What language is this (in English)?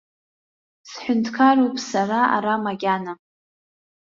Abkhazian